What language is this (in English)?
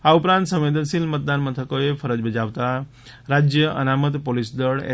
Gujarati